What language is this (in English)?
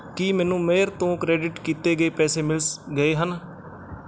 Punjabi